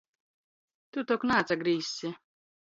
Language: Latgalian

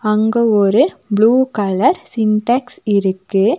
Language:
Tamil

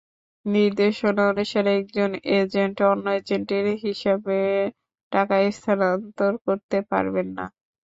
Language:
Bangla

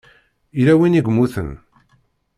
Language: Kabyle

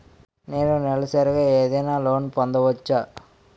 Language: Telugu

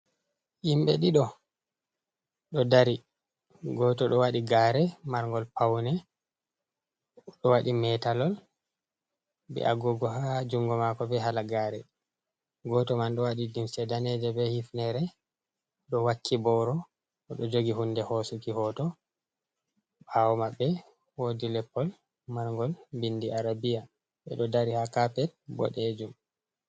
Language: Fula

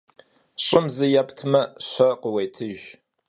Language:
Kabardian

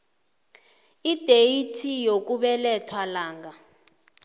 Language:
South Ndebele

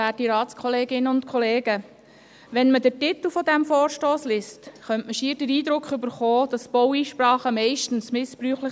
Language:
Swiss German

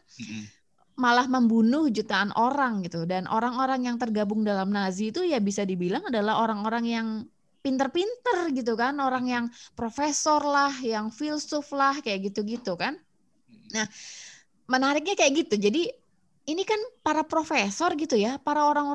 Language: Indonesian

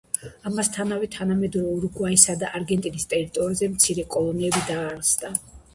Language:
Georgian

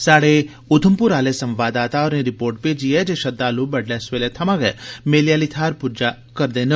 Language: Dogri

